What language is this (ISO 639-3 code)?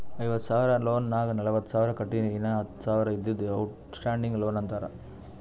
kan